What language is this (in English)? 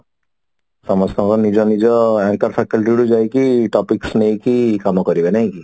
Odia